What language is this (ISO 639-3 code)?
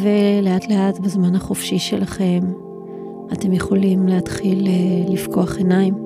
heb